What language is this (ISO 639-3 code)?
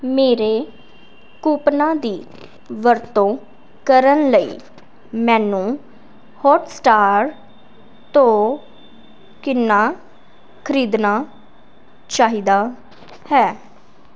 pan